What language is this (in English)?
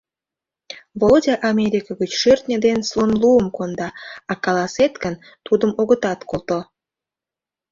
Mari